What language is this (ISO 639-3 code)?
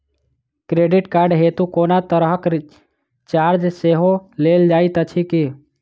mai